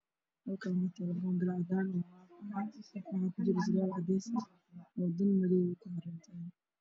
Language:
Somali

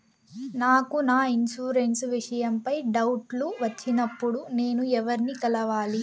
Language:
Telugu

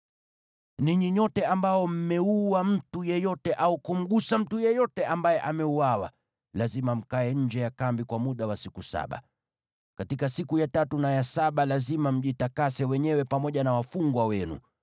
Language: Swahili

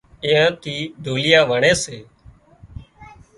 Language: Wadiyara Koli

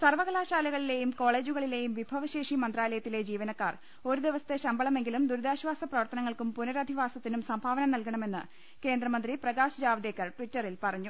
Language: Malayalam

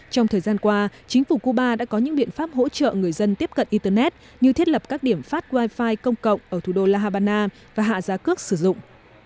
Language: Vietnamese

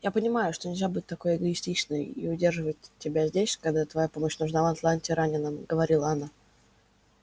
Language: Russian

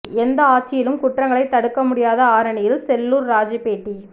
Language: Tamil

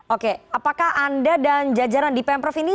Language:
Indonesian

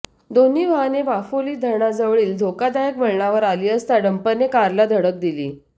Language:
Marathi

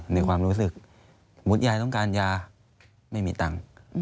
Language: Thai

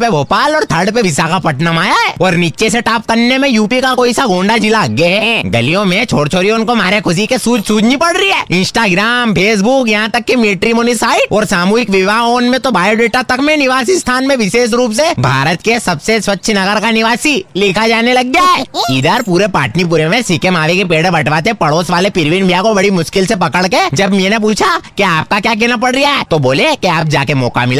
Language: Hindi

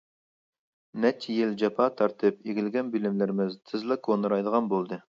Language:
Uyghur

